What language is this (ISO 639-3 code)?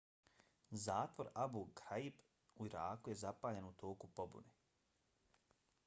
bos